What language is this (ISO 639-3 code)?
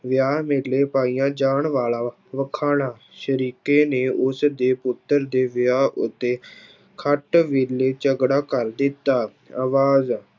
pan